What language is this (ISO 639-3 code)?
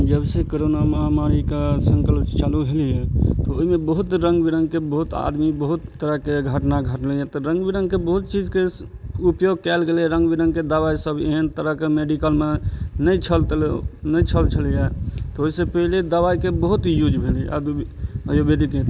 mai